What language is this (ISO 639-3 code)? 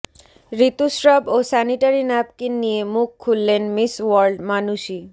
ben